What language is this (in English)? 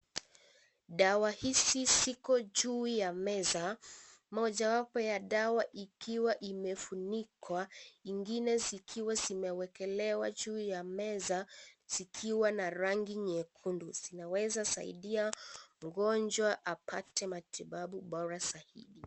Swahili